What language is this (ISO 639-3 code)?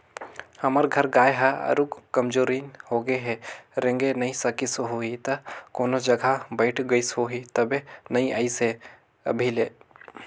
hne